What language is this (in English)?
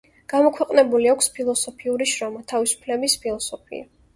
Georgian